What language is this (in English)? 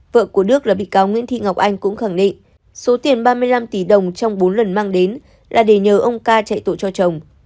Vietnamese